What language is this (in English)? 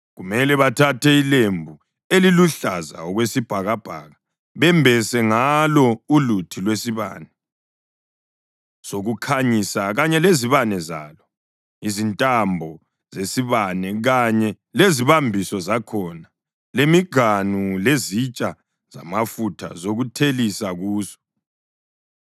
North Ndebele